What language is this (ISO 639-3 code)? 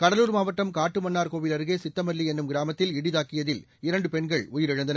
tam